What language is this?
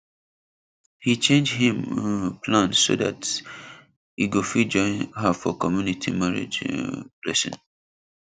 Nigerian Pidgin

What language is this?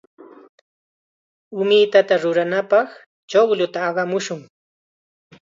Chiquián Ancash Quechua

